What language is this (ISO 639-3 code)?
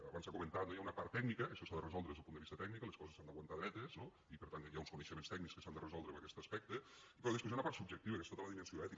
cat